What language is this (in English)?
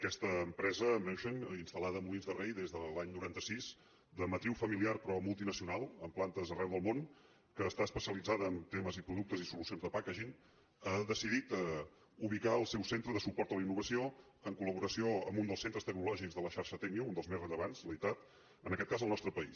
Catalan